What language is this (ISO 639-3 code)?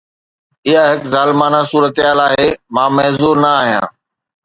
snd